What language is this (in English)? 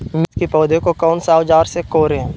Magahi